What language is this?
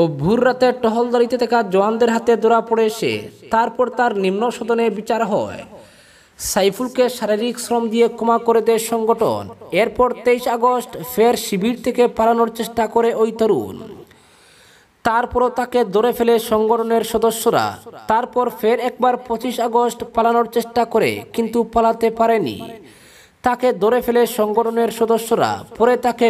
Romanian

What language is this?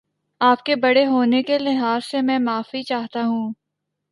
Urdu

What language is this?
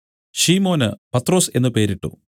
Malayalam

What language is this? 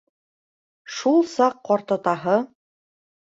Bashkir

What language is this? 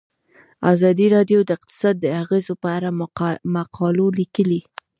Pashto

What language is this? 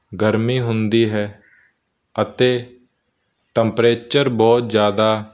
Punjabi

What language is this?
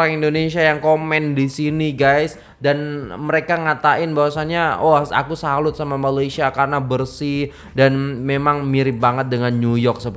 Indonesian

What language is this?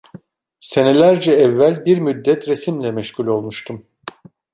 Turkish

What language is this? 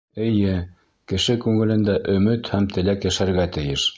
Bashkir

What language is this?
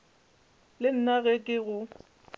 Northern Sotho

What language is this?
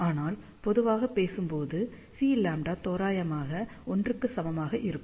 Tamil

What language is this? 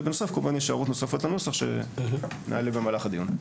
Hebrew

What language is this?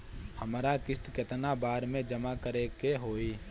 Bhojpuri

